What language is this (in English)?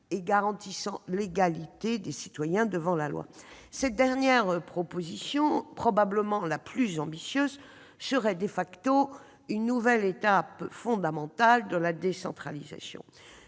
French